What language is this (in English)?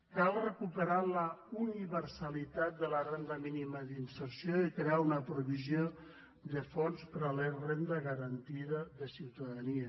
Catalan